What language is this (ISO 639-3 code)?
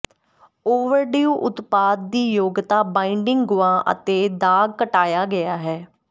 pan